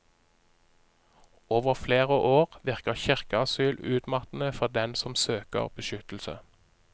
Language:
Norwegian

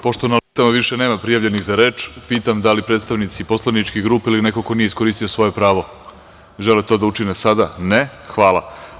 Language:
Serbian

